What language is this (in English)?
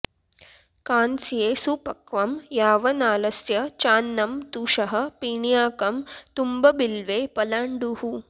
Sanskrit